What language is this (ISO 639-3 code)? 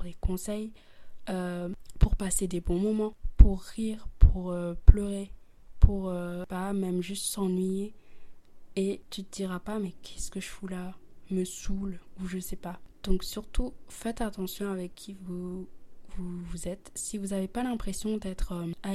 fra